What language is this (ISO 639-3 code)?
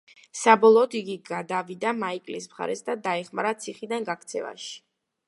kat